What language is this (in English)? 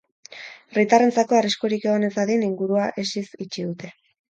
Basque